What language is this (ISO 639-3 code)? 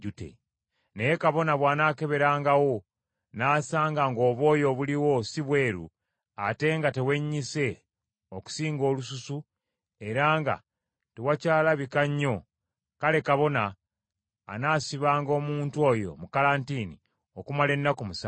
lug